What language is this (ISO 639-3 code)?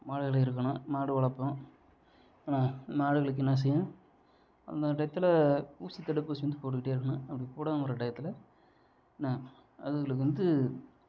tam